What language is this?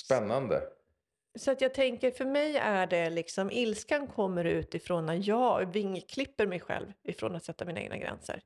Swedish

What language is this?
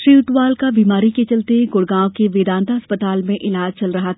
Hindi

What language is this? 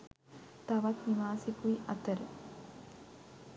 Sinhala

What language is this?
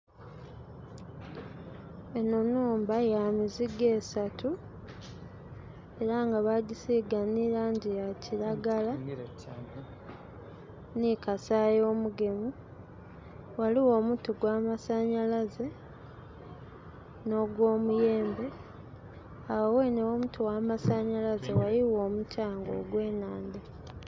Soga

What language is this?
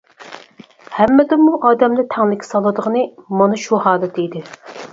Uyghur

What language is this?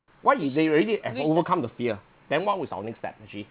English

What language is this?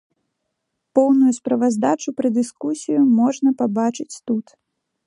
Belarusian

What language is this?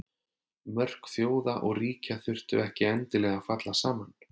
Icelandic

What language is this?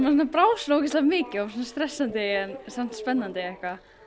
Icelandic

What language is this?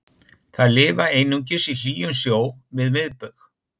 Icelandic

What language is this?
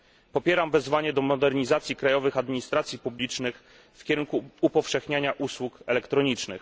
Polish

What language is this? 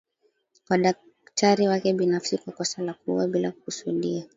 Swahili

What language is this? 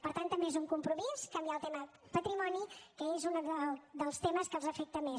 Catalan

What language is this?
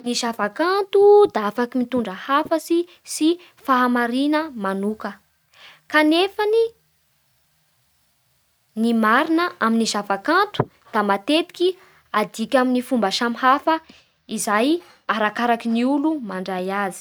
Bara Malagasy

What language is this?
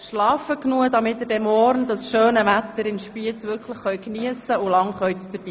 Swiss German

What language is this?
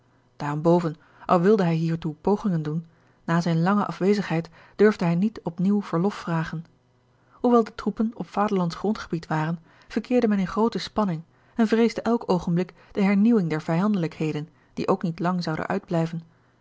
Dutch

